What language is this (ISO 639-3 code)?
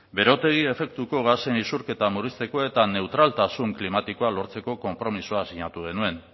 eus